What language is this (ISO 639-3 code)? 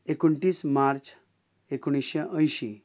kok